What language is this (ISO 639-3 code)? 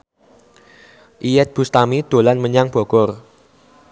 jav